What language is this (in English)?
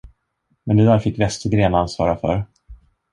Swedish